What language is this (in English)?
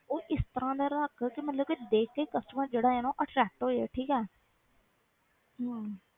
Punjabi